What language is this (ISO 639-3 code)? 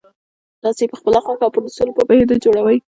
pus